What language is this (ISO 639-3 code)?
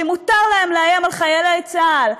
heb